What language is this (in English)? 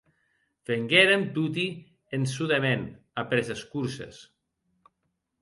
Occitan